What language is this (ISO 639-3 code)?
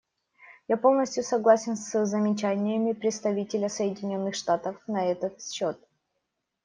rus